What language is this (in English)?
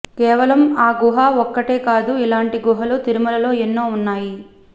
Telugu